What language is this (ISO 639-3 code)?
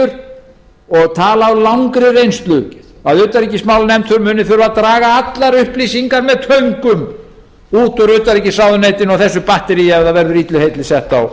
isl